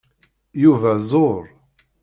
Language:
Kabyle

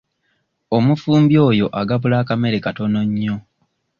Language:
Ganda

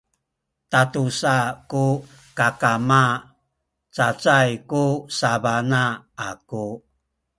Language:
Sakizaya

